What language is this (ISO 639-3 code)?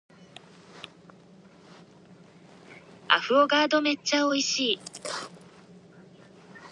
jpn